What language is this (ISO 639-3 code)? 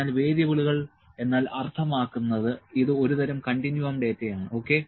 mal